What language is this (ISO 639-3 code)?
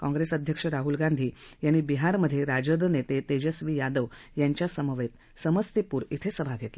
mar